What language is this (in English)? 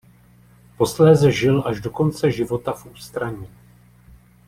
Czech